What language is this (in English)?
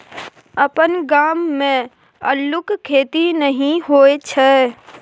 Maithili